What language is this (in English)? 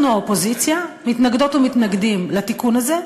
Hebrew